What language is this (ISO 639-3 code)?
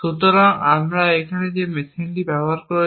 ben